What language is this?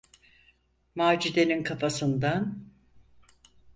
Turkish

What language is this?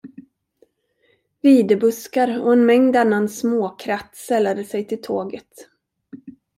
Swedish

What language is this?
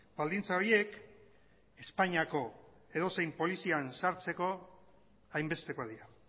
Basque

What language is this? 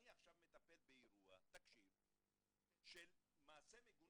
Hebrew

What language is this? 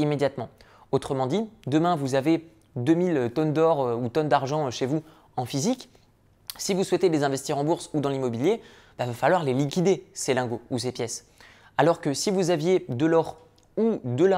French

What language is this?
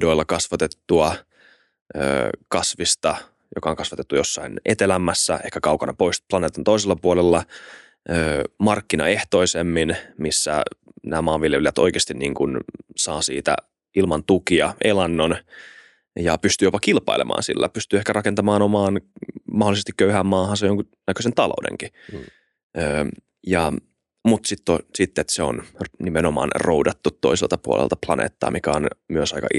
Finnish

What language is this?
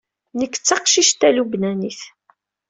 Kabyle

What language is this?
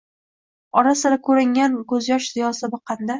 Uzbek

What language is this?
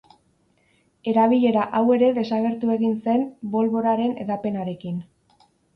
Basque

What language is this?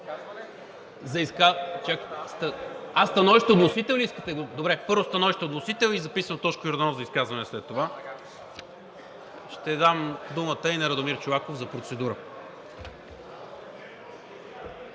Bulgarian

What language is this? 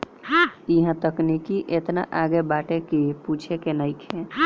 Bhojpuri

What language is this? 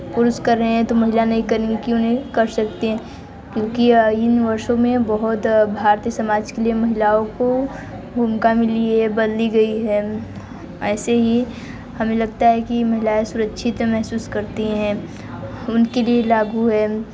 Hindi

